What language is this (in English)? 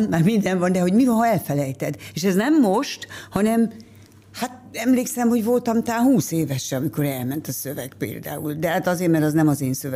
Hungarian